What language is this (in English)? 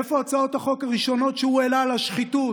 Hebrew